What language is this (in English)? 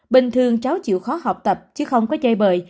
Vietnamese